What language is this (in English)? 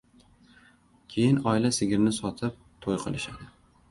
Uzbek